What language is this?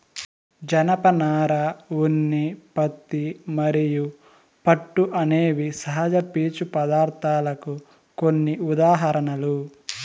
Telugu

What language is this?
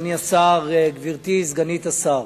Hebrew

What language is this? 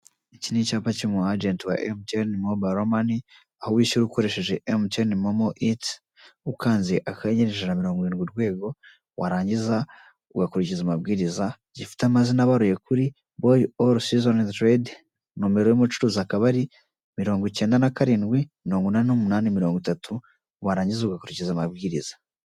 Kinyarwanda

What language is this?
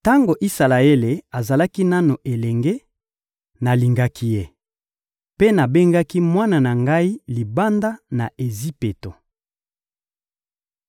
Lingala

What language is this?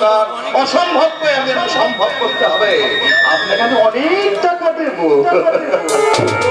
Bangla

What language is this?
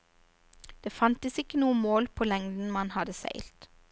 Norwegian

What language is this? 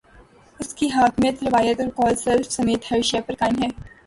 Urdu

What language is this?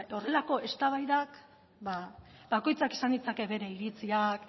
Basque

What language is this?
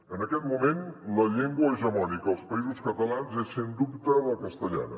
Catalan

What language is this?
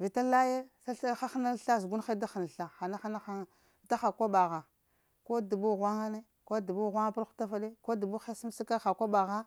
Lamang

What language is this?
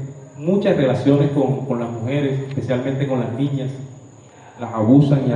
Spanish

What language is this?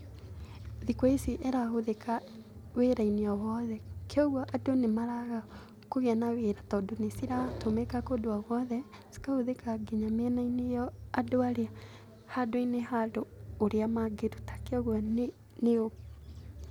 Kikuyu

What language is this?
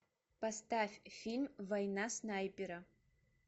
Russian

